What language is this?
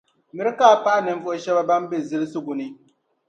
Dagbani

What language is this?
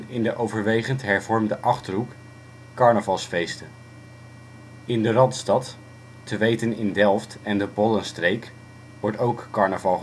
Dutch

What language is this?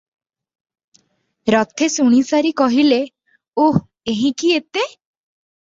Odia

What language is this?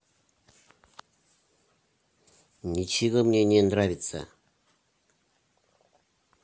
Russian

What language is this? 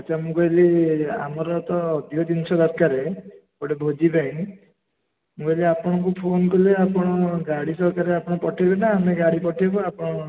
Odia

